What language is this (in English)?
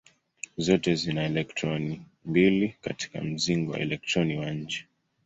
Swahili